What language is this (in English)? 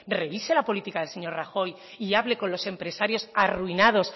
Spanish